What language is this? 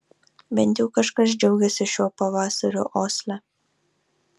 Lithuanian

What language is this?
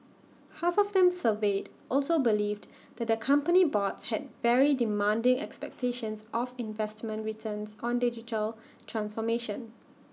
English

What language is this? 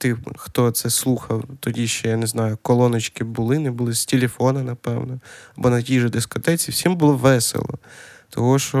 Ukrainian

